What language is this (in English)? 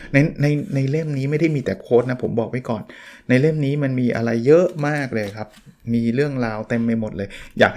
Thai